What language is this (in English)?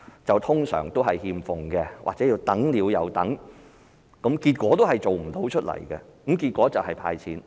Cantonese